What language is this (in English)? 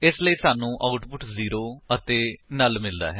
Punjabi